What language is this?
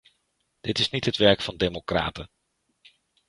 Dutch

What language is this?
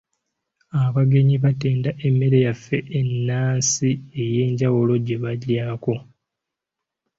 Ganda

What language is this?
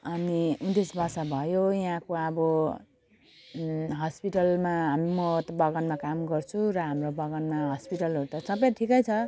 Nepali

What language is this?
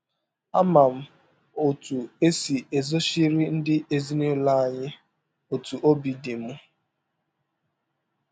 Igbo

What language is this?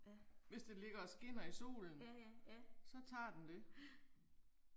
Danish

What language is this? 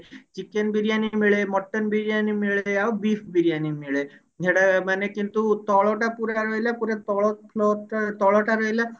Odia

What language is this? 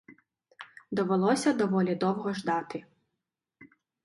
Ukrainian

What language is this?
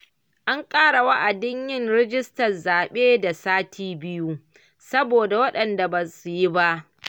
Hausa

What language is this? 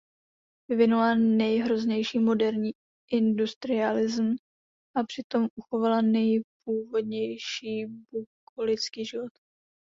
Czech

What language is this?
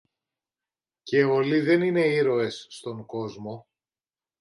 Greek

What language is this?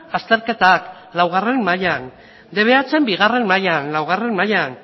Basque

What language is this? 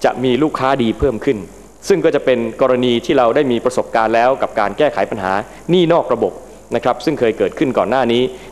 Thai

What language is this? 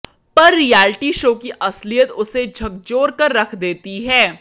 Hindi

